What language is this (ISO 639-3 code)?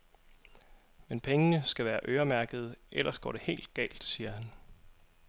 dan